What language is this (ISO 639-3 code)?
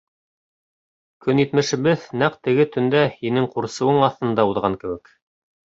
bak